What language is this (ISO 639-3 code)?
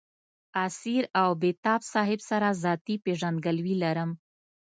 pus